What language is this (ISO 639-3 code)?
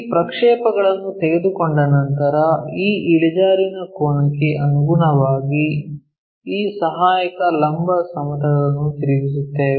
kan